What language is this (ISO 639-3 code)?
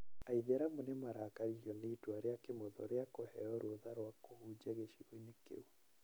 kik